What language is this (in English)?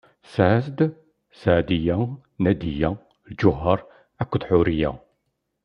Kabyle